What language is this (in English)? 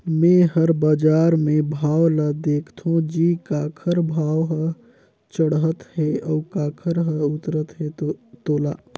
Chhattisgarhi